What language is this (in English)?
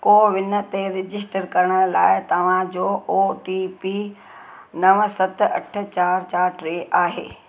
Sindhi